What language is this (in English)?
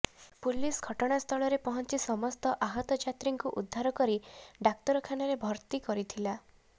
Odia